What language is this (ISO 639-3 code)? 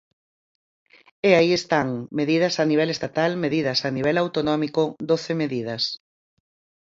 glg